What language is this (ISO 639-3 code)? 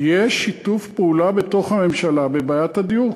heb